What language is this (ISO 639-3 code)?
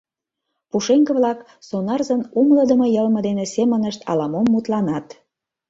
chm